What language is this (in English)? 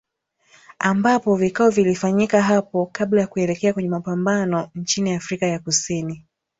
Swahili